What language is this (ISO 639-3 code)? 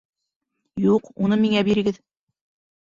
bak